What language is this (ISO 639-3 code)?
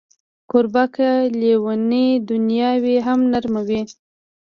pus